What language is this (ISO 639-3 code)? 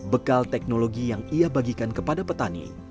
ind